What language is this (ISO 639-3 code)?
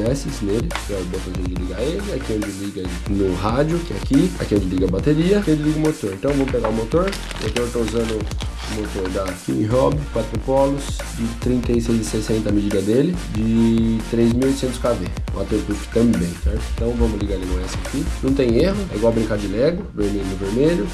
por